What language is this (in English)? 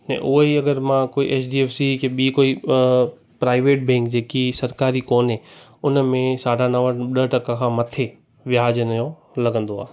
Sindhi